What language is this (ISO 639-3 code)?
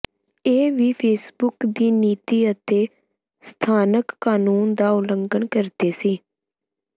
pan